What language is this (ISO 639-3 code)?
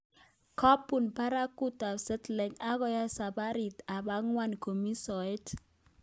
kln